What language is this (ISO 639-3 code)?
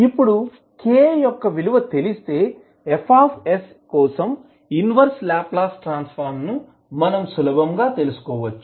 tel